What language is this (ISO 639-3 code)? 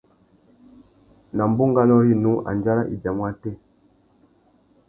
bag